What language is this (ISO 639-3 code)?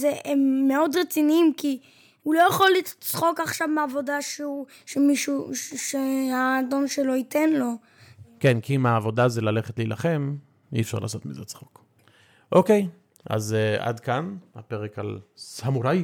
heb